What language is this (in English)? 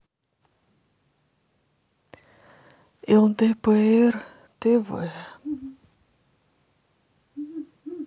Russian